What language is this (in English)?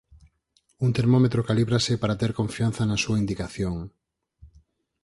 Galician